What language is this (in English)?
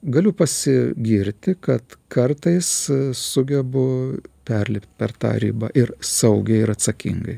Lithuanian